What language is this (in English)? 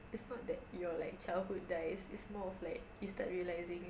English